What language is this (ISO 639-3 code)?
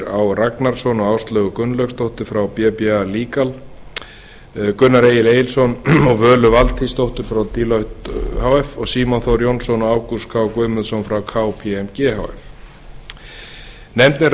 isl